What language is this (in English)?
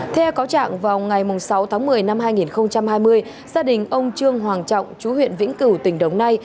Vietnamese